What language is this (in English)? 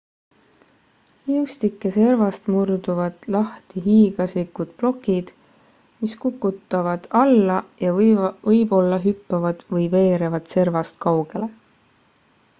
Estonian